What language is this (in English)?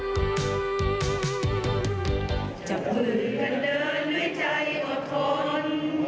Thai